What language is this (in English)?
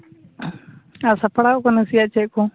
Santali